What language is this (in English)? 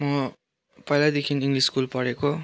Nepali